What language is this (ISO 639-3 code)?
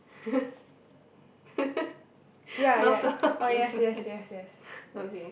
eng